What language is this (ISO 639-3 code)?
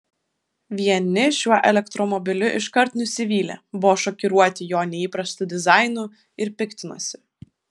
lit